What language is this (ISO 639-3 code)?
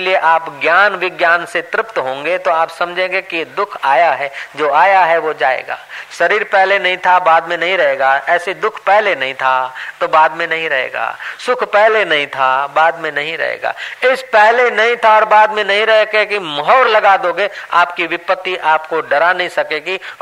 hin